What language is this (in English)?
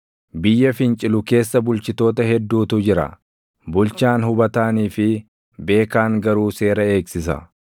Oromo